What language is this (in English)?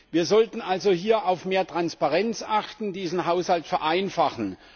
German